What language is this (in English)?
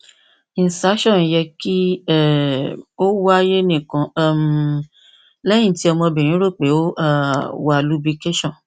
Yoruba